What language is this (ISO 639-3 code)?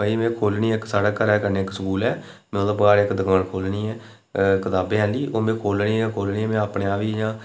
doi